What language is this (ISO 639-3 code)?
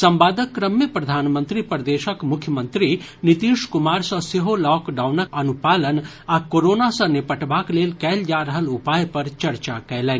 mai